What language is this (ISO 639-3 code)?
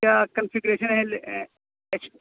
urd